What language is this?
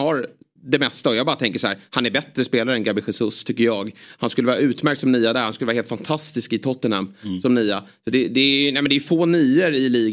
Swedish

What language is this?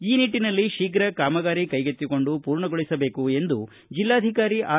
Kannada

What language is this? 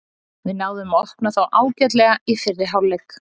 Icelandic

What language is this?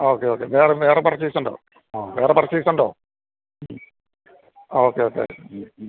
Malayalam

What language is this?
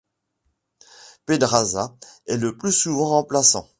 French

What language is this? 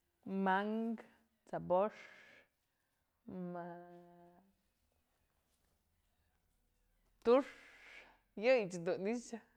Mazatlán Mixe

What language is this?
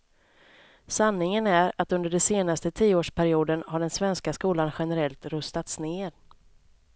Swedish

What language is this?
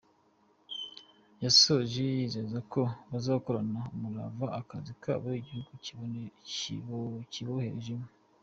Kinyarwanda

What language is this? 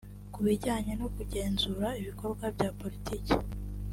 Kinyarwanda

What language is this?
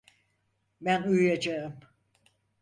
Turkish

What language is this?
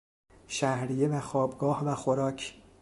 Persian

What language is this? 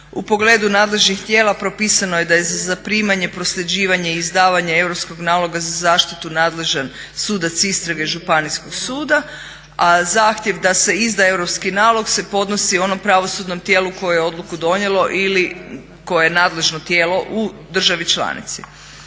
Croatian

